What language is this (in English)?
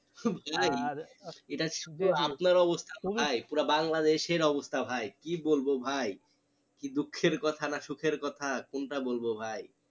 Bangla